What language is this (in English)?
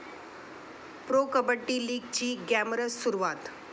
Marathi